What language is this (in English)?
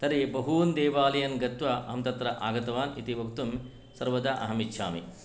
Sanskrit